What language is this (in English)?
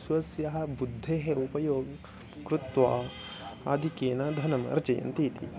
Sanskrit